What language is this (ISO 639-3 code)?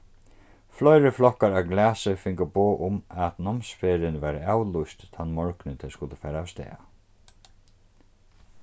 fao